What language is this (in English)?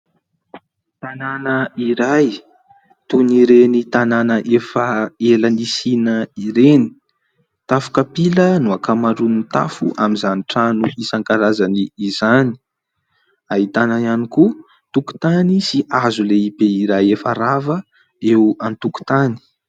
Malagasy